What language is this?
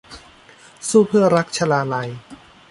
Thai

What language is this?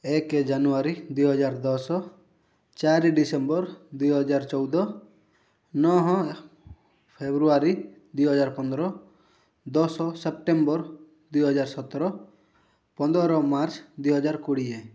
Odia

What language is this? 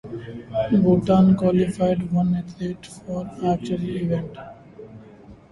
English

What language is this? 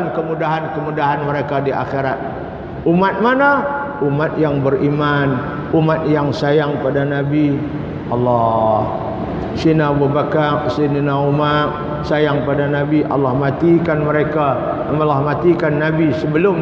Malay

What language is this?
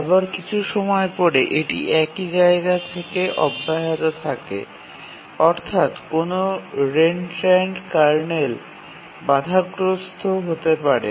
Bangla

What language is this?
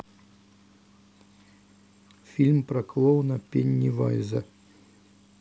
Russian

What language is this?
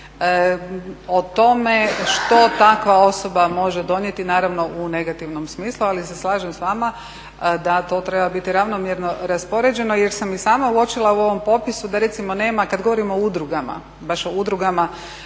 Croatian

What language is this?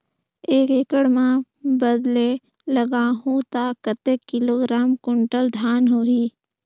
Chhattisgarhi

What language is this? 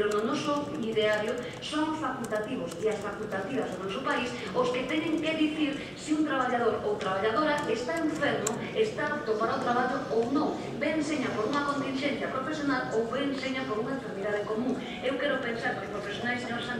Spanish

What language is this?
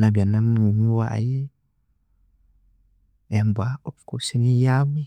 Konzo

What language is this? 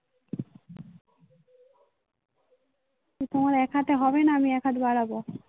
Bangla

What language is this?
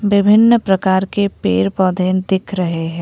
Hindi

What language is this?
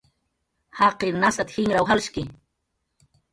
Jaqaru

